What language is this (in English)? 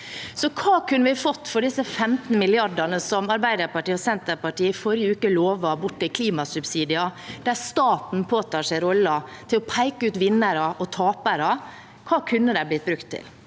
Norwegian